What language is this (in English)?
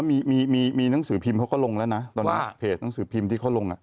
Thai